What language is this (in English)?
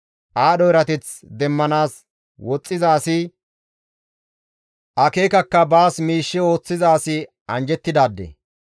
Gamo